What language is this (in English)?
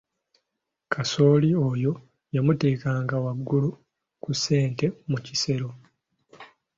Ganda